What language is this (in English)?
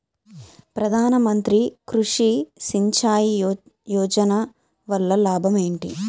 Telugu